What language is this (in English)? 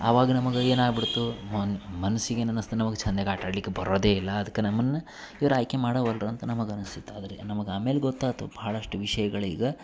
Kannada